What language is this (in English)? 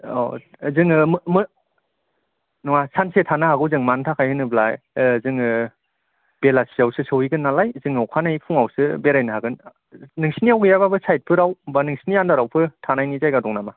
Bodo